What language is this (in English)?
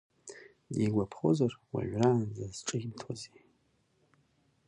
Abkhazian